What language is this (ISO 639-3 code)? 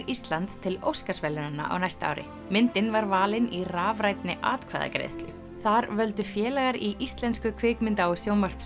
isl